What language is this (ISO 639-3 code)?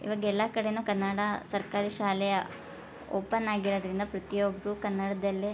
kan